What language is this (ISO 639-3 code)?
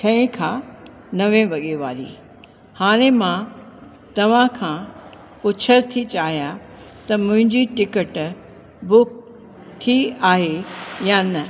snd